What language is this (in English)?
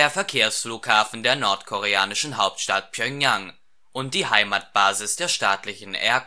German